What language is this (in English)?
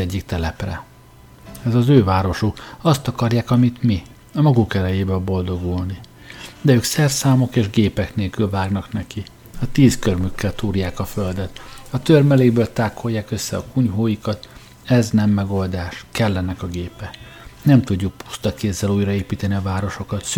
Hungarian